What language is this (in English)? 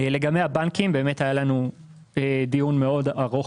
Hebrew